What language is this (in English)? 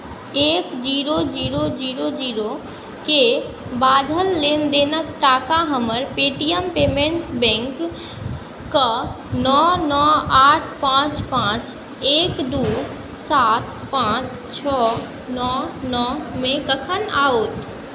Maithili